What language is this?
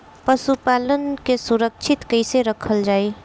Bhojpuri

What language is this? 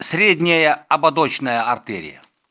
Russian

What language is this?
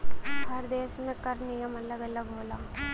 Bhojpuri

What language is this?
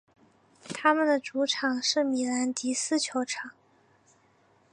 Chinese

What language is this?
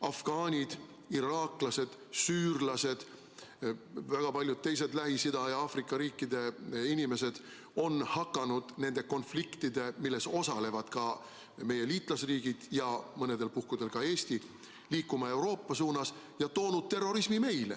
Estonian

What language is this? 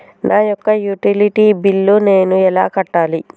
Telugu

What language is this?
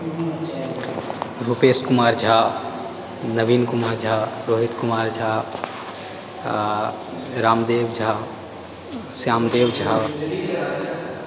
Maithili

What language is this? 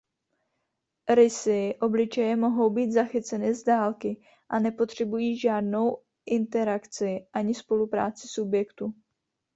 Czech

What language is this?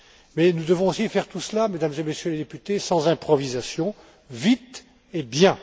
French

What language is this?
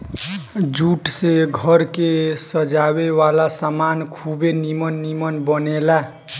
Bhojpuri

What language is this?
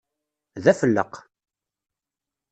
Kabyle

